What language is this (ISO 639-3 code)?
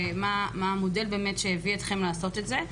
heb